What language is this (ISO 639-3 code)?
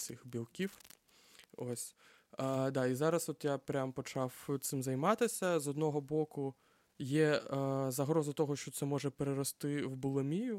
ukr